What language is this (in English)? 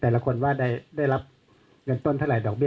Thai